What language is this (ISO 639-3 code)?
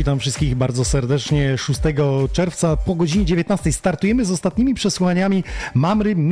pol